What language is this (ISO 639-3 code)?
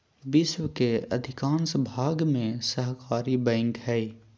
mag